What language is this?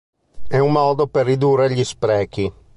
Italian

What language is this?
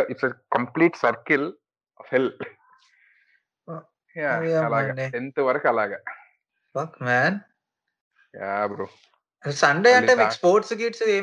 Telugu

